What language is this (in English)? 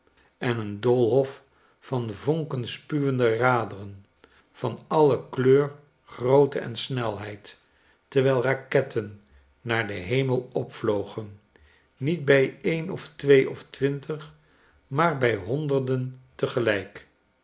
Dutch